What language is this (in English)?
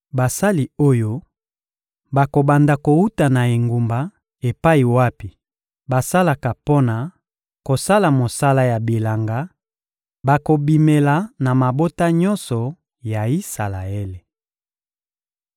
Lingala